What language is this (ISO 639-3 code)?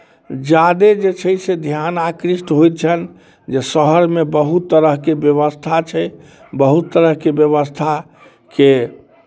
mai